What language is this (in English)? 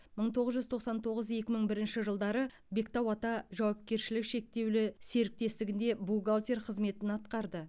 Kazakh